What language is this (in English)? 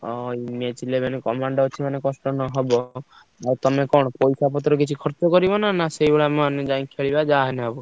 Odia